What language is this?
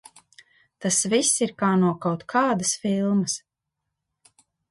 Latvian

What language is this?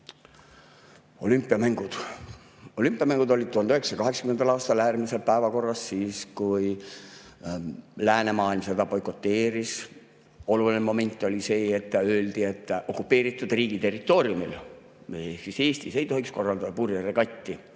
Estonian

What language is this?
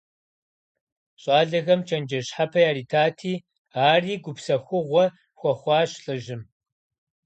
Kabardian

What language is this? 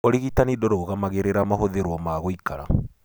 Kikuyu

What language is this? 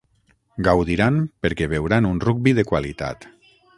Catalan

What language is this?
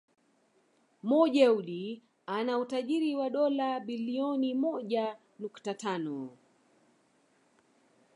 Swahili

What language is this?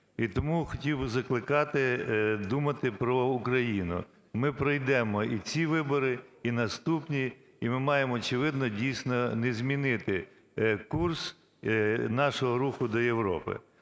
Ukrainian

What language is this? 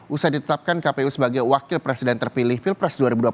Indonesian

